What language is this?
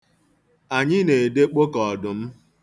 Igbo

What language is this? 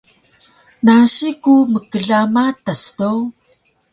Taroko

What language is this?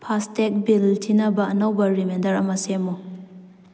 Manipuri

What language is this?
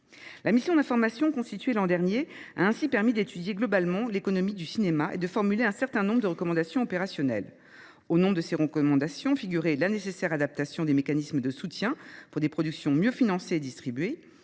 French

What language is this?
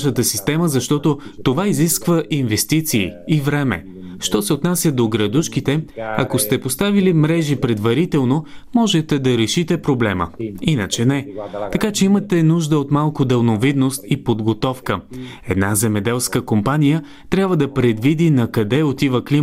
Bulgarian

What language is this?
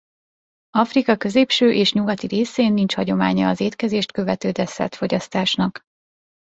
Hungarian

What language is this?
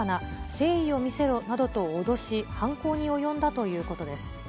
Japanese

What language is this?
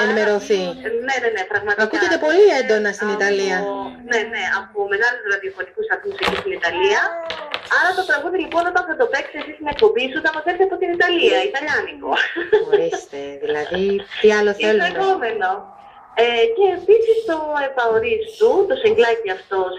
Greek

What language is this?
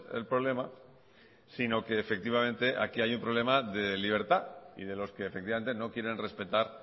Spanish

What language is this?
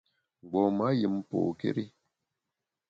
Bamun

